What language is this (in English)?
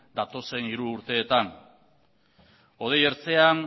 Basque